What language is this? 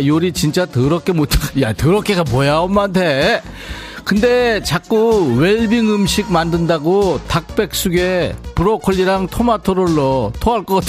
Korean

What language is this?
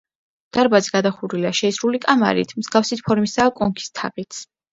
Georgian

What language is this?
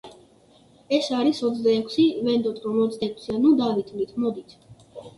Georgian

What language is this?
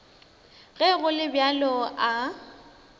Northern Sotho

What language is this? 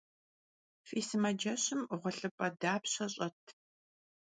Kabardian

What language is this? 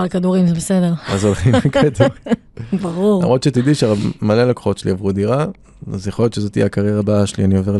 Hebrew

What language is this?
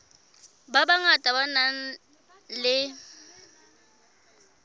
Southern Sotho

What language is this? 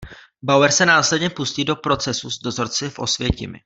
Czech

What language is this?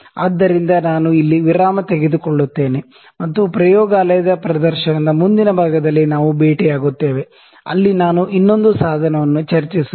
Kannada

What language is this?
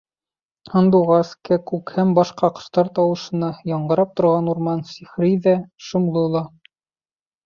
Bashkir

